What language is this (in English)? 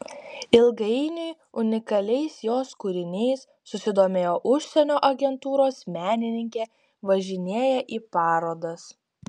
Lithuanian